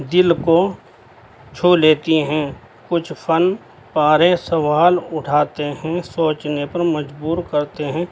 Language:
Urdu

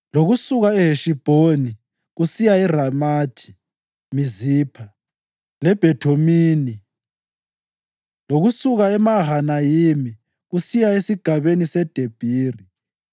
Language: North Ndebele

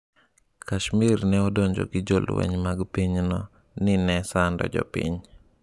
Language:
Luo (Kenya and Tanzania)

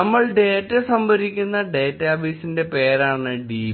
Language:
Malayalam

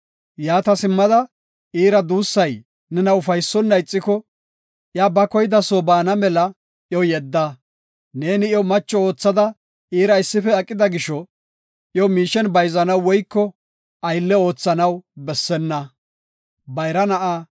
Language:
Gofa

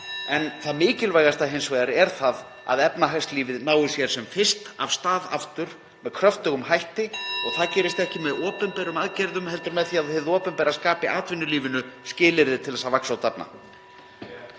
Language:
Icelandic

